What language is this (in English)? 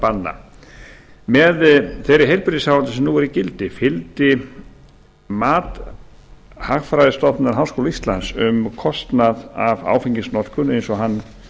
Icelandic